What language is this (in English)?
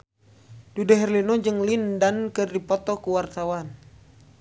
Sundanese